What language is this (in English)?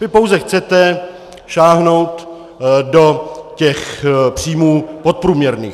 Czech